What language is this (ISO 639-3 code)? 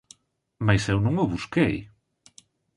glg